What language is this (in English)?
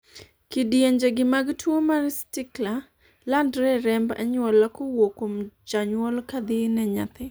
Luo (Kenya and Tanzania)